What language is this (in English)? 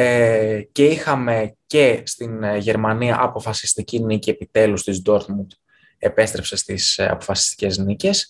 Greek